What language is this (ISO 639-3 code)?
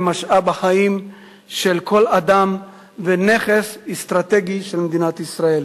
heb